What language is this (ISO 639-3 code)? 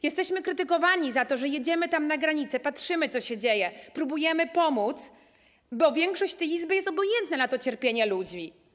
pol